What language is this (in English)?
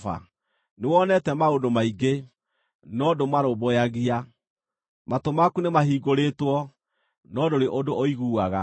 Kikuyu